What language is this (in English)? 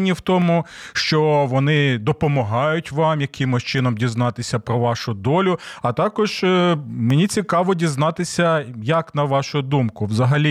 Ukrainian